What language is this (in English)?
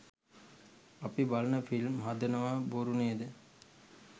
Sinhala